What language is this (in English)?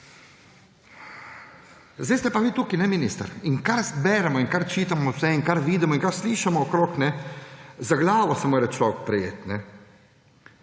Slovenian